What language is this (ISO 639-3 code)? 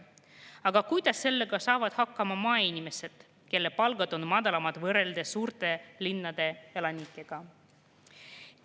est